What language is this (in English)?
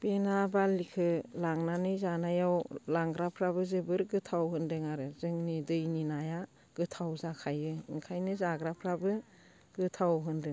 Bodo